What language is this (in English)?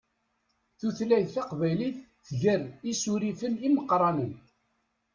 Kabyle